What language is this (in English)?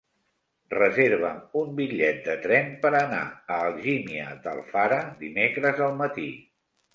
Catalan